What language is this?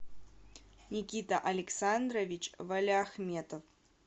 Russian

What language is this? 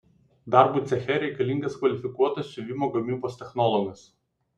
Lithuanian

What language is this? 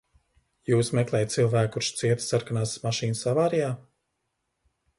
Latvian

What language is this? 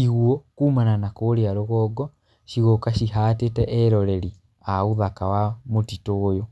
Kikuyu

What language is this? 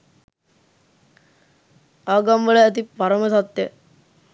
Sinhala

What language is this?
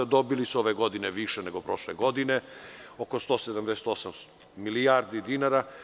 Serbian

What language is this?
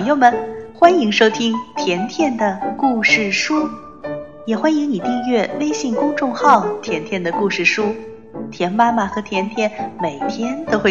Chinese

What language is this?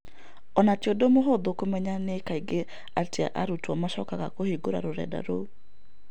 Kikuyu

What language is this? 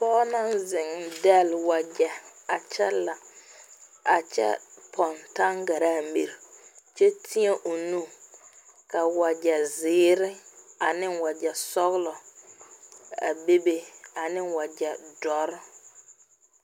Southern Dagaare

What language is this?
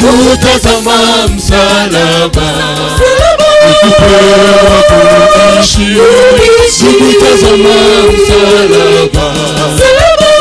Arabic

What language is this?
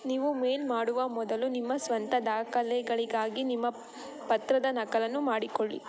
Kannada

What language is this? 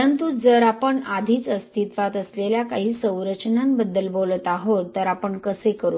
Marathi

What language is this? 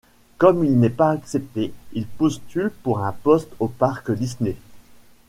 French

